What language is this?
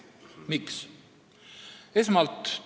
Estonian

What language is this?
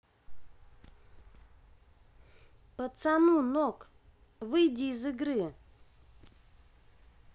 Russian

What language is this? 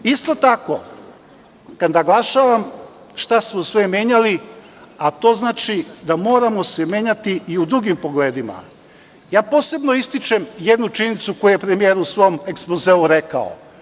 Serbian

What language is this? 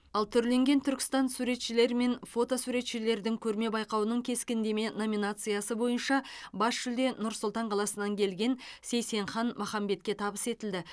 Kazakh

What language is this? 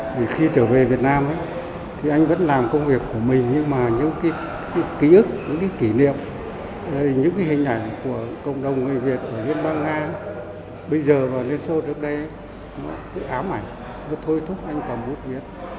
Vietnamese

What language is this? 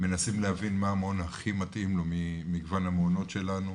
Hebrew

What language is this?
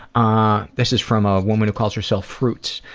English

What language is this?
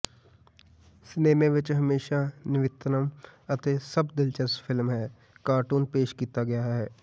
Punjabi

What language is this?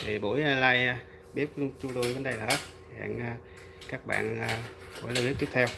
Vietnamese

